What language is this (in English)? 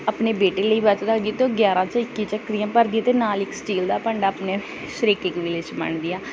Punjabi